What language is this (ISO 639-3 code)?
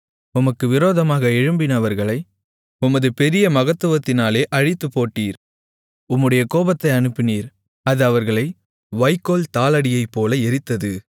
tam